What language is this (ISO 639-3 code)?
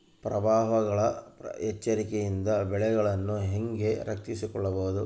kan